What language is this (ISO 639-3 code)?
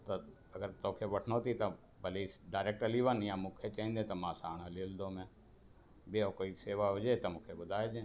snd